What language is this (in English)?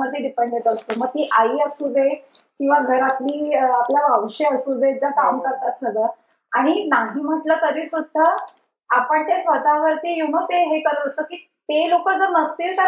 Marathi